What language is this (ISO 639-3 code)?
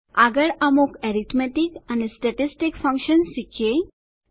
guj